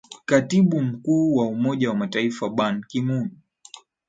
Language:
Swahili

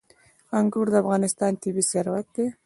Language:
Pashto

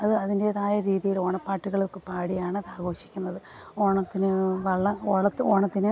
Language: Malayalam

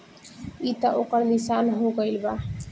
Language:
Bhojpuri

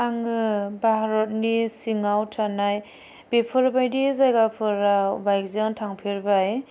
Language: Bodo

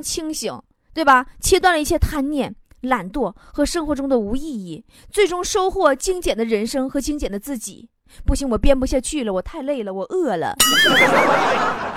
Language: Chinese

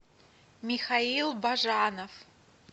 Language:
Russian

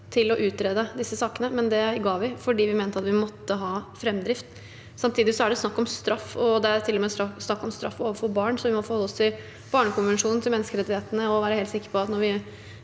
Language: Norwegian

